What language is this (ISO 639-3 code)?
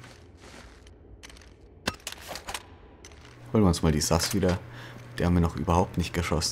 deu